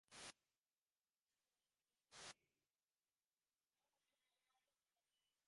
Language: Divehi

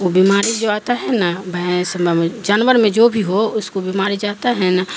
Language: Urdu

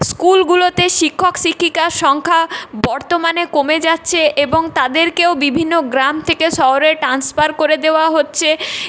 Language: Bangla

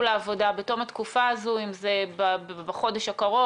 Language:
Hebrew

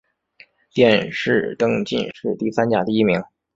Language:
Chinese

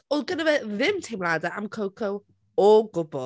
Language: Welsh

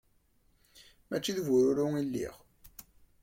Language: Kabyle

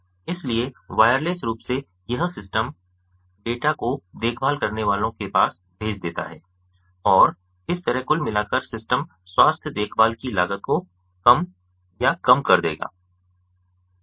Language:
Hindi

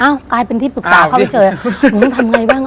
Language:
Thai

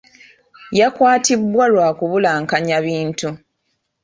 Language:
Ganda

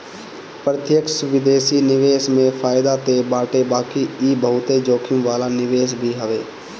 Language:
Bhojpuri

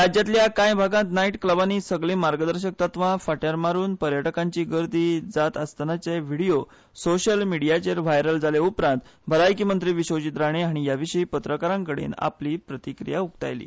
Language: Konkani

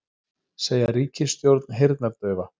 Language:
Icelandic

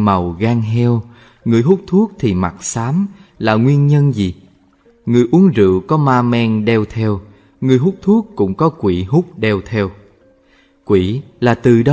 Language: Vietnamese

